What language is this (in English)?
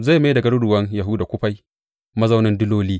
Hausa